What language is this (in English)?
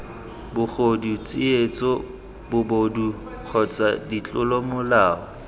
Tswana